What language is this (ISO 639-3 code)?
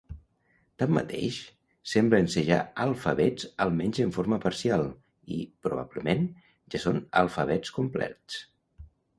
cat